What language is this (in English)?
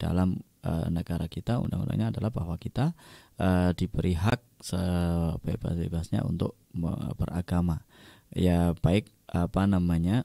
Indonesian